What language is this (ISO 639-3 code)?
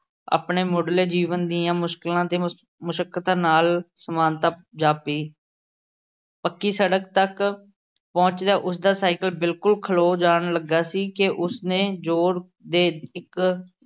pan